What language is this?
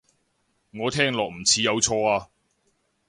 Cantonese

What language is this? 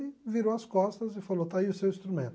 Portuguese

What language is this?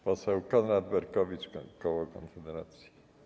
Polish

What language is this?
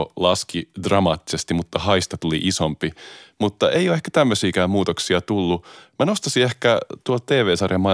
Finnish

